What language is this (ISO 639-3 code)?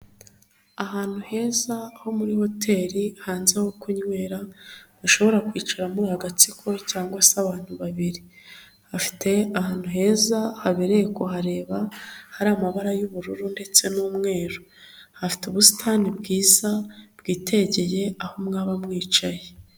kin